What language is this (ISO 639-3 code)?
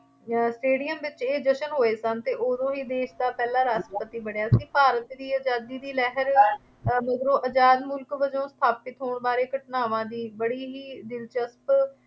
pan